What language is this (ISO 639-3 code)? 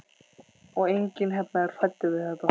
isl